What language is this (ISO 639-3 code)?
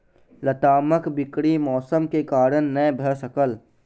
mai